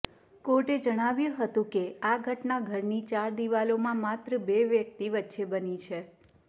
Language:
Gujarati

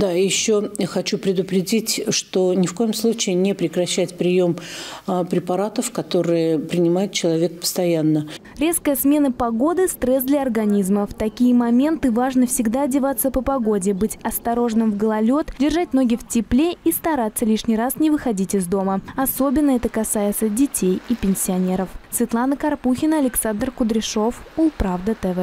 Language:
Russian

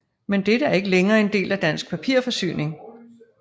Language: Danish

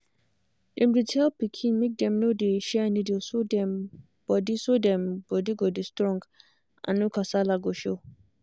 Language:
Nigerian Pidgin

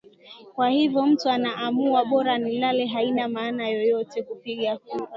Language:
Swahili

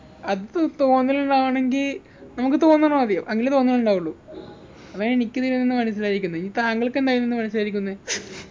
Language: Malayalam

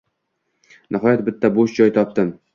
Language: Uzbek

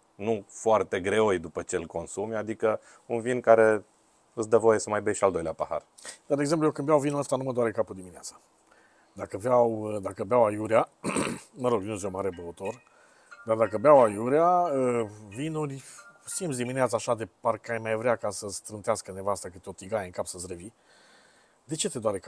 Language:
Romanian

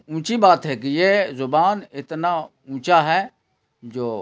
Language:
Urdu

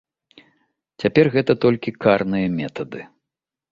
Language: Belarusian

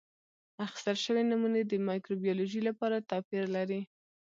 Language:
Pashto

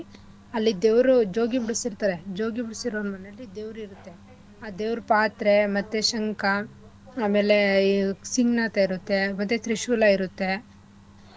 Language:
Kannada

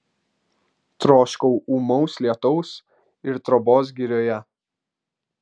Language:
Lithuanian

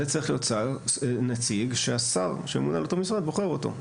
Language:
Hebrew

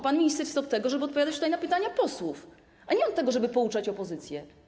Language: Polish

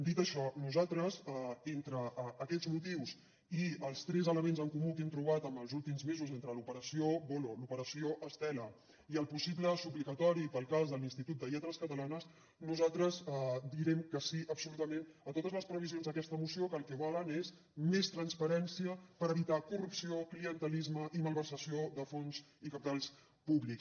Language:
Catalan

